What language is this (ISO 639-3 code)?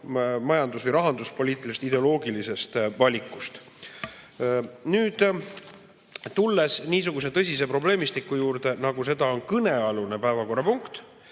est